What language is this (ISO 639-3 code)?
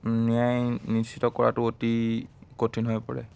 asm